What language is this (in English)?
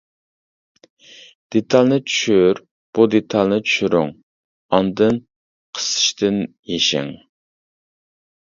Uyghur